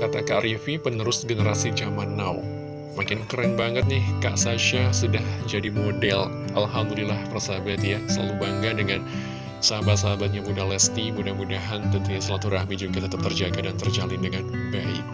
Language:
Indonesian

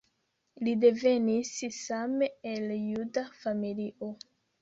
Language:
Esperanto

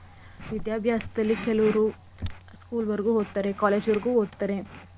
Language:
Kannada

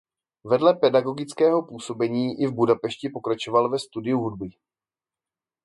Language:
Czech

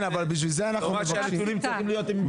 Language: Hebrew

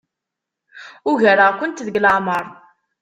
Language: Kabyle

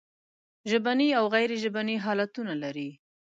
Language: Pashto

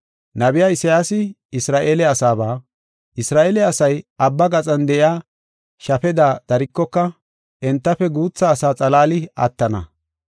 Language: Gofa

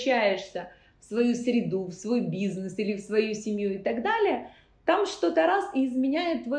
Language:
Russian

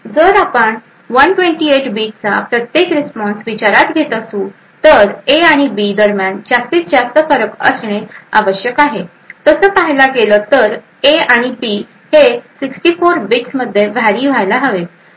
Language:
Marathi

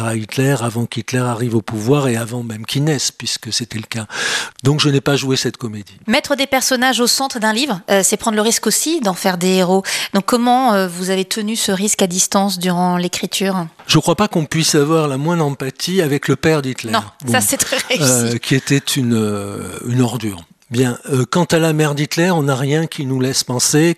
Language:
French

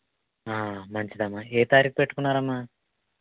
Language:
Telugu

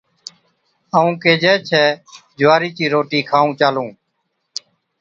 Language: Od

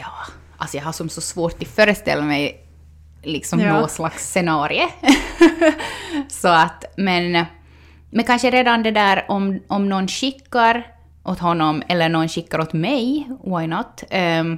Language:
Swedish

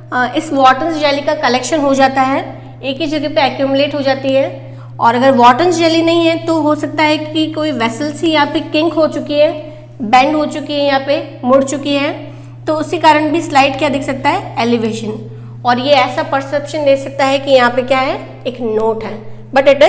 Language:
Hindi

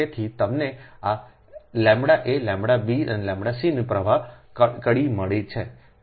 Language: Gujarati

